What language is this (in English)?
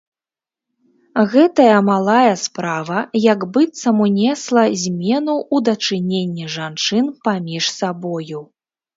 Belarusian